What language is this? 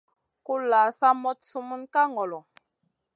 Masana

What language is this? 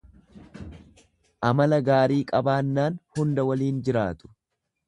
Oromo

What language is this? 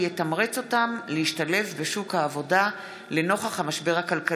Hebrew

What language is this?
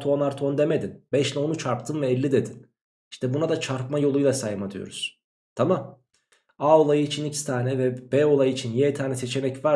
Turkish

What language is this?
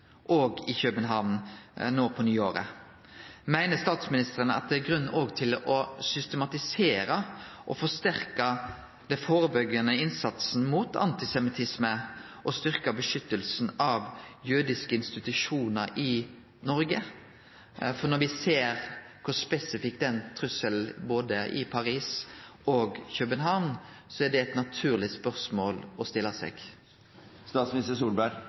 Norwegian Nynorsk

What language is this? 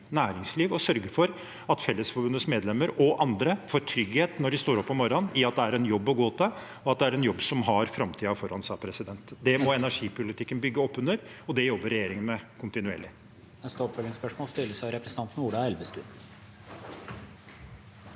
Norwegian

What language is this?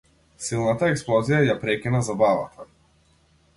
Macedonian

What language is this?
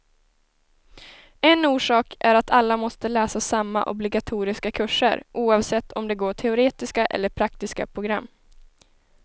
Swedish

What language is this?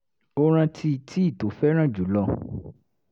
Yoruba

